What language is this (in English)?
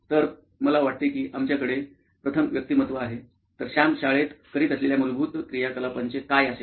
Marathi